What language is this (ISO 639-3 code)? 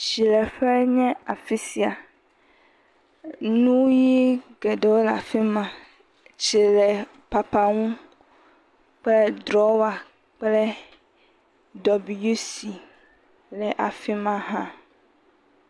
ewe